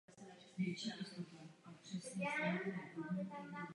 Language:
Czech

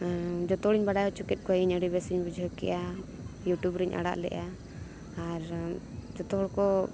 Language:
Santali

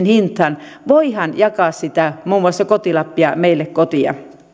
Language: Finnish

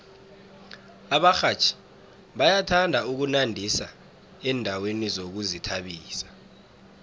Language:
South Ndebele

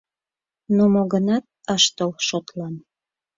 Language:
Mari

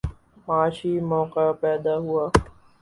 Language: Urdu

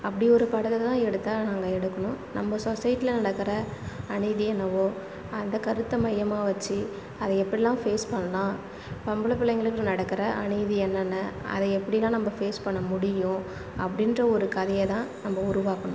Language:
Tamil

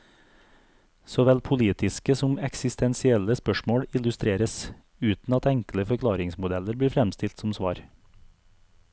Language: Norwegian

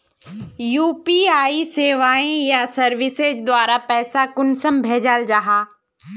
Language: Magahi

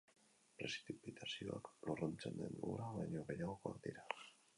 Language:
Basque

